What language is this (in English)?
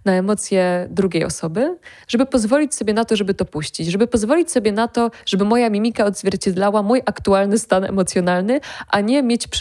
Polish